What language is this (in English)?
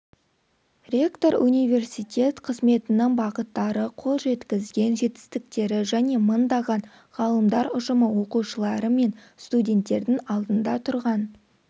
Kazakh